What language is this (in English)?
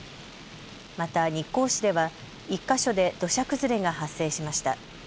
Japanese